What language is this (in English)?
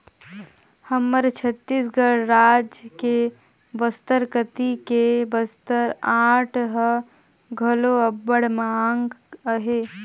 Chhattisgarhi